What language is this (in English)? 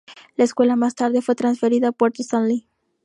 Spanish